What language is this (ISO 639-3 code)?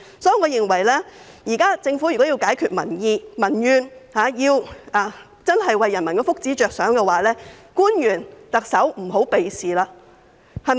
yue